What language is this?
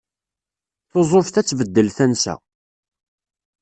Kabyle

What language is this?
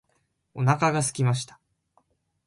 Japanese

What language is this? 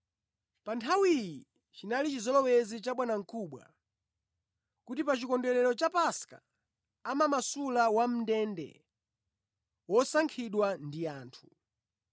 Nyanja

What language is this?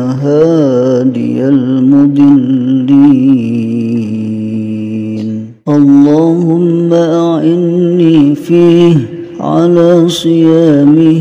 Arabic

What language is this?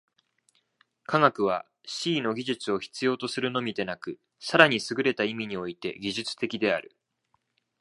Japanese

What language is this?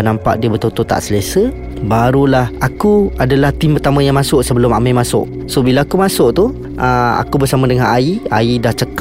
Malay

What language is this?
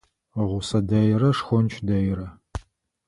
Adyghe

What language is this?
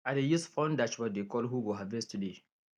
Nigerian Pidgin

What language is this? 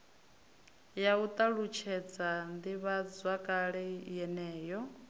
Venda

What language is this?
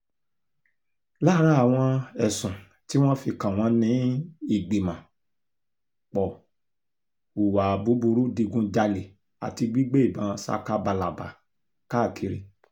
Yoruba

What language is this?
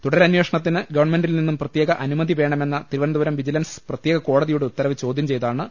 Malayalam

